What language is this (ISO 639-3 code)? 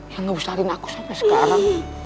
ind